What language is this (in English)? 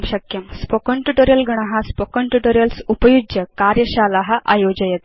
Sanskrit